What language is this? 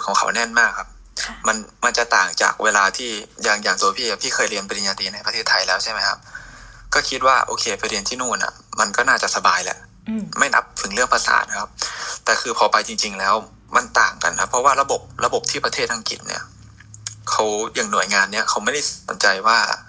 Thai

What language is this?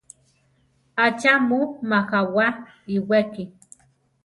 Central Tarahumara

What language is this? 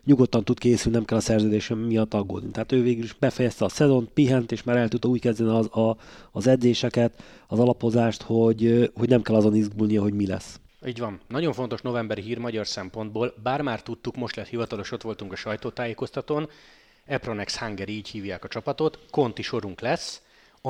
Hungarian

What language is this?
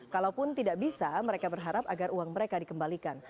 Indonesian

